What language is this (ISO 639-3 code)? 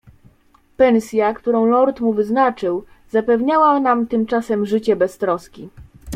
pol